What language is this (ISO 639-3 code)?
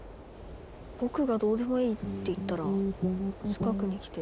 jpn